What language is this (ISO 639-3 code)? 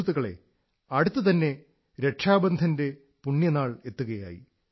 mal